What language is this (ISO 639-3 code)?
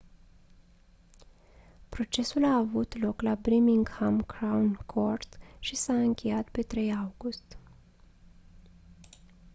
ron